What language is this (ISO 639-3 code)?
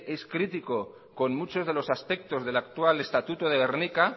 spa